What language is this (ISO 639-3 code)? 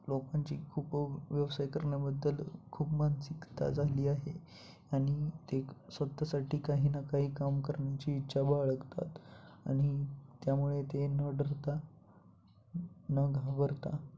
mar